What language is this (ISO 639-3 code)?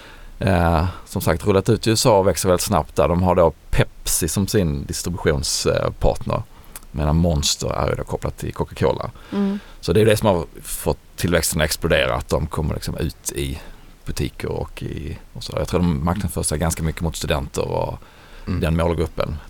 swe